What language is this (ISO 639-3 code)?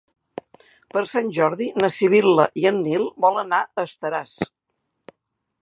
cat